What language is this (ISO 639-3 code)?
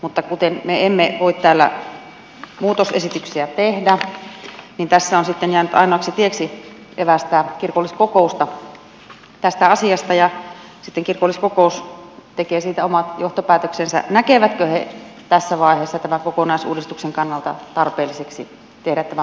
fin